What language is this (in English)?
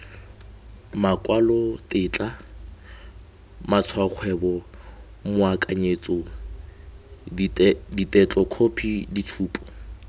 Tswana